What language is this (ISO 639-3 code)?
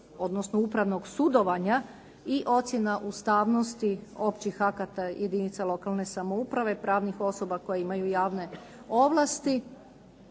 hrv